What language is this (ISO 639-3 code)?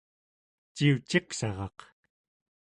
esu